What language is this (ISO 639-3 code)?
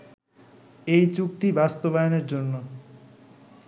ben